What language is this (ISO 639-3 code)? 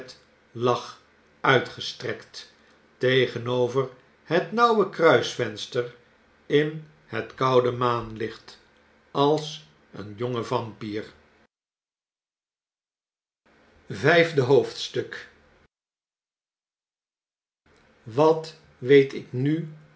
nld